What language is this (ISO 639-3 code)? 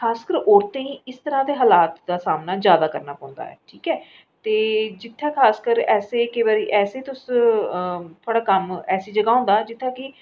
doi